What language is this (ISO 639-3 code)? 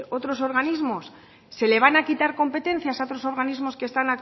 spa